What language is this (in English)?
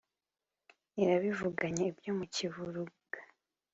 Kinyarwanda